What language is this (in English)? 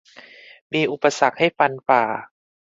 Thai